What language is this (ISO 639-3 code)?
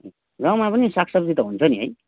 nep